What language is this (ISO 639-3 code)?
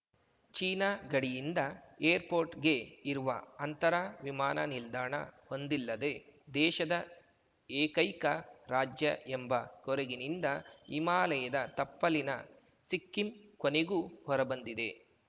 kan